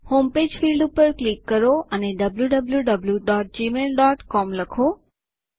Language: Gujarati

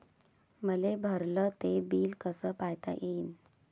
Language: Marathi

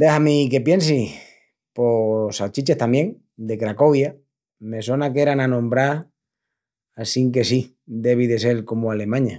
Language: Extremaduran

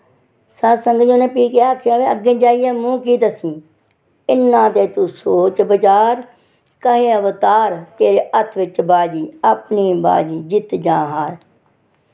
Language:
Dogri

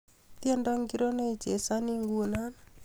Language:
Kalenjin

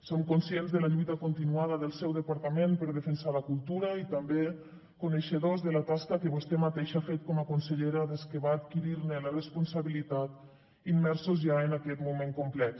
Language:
Catalan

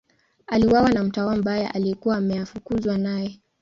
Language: Swahili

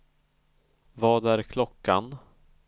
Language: Swedish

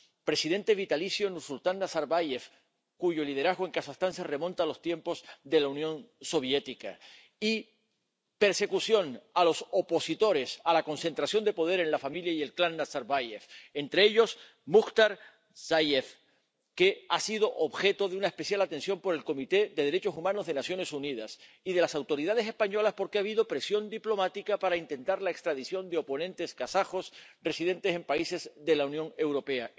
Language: Spanish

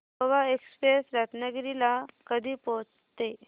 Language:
Marathi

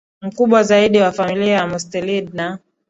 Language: Swahili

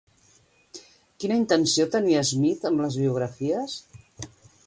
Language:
Catalan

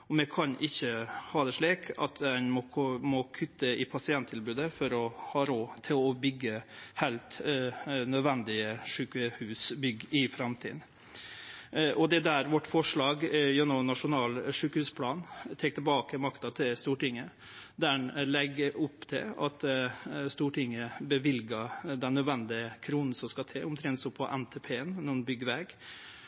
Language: Norwegian Nynorsk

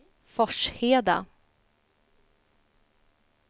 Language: Swedish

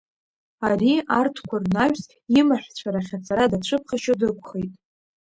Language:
Abkhazian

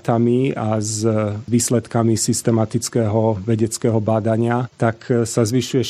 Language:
Slovak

